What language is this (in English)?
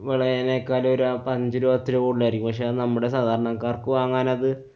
Malayalam